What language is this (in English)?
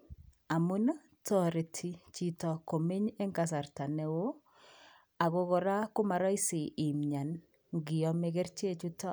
Kalenjin